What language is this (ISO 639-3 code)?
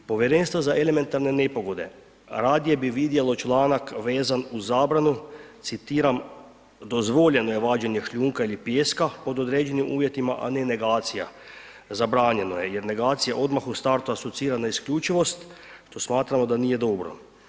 hrv